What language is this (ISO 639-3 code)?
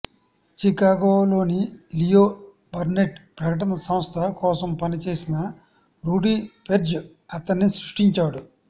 tel